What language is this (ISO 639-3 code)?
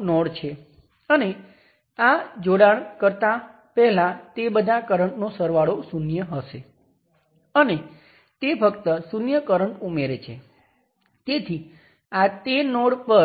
guj